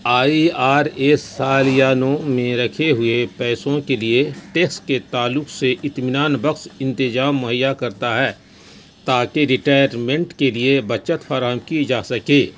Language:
Urdu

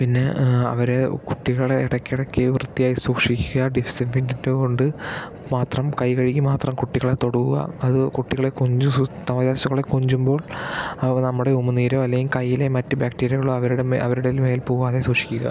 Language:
Malayalam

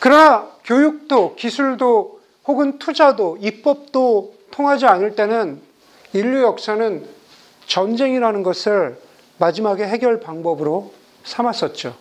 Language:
Korean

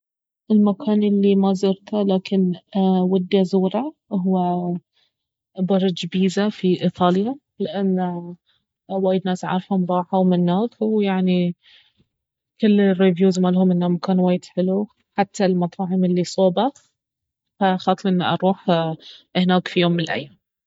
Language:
Baharna Arabic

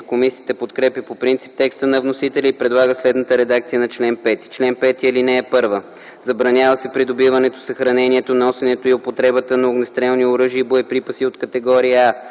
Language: Bulgarian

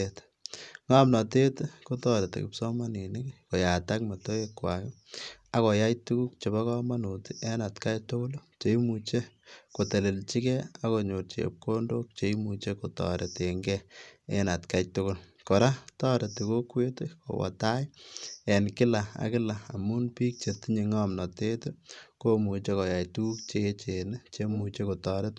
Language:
Kalenjin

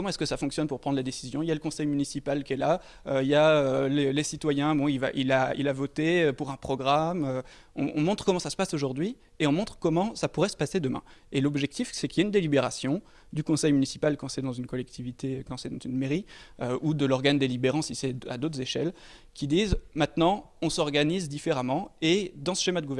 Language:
French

